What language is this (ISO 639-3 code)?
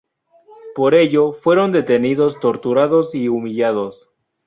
spa